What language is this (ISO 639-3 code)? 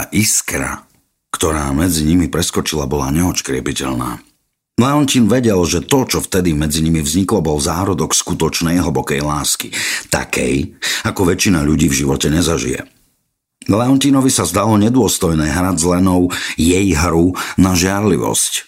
slk